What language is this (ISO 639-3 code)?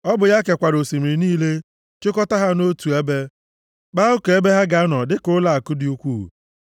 ibo